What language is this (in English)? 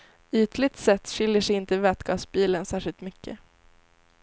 Swedish